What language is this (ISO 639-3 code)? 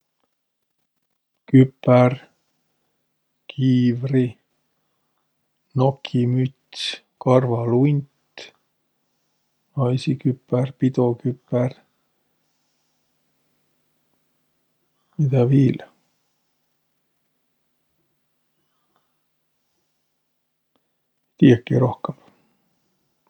vro